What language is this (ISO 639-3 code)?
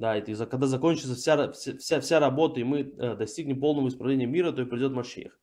rus